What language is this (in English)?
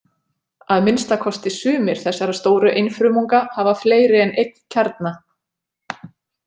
Icelandic